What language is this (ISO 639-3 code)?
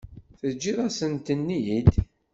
kab